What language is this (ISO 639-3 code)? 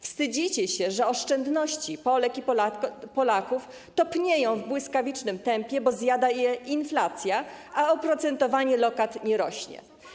pol